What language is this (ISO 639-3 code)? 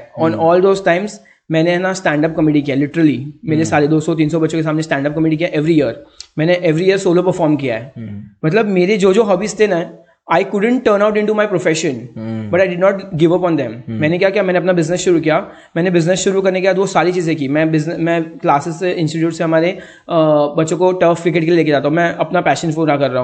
hin